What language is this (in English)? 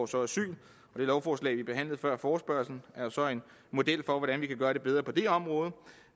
Danish